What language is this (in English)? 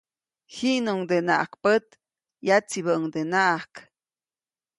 Copainalá Zoque